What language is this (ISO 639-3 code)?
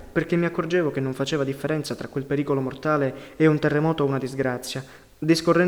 ita